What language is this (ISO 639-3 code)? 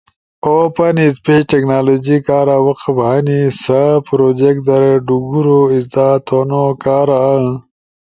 ush